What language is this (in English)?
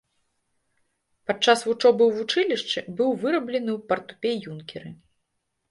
Belarusian